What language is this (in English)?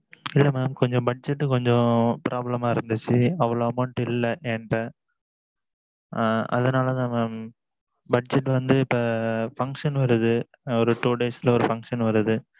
Tamil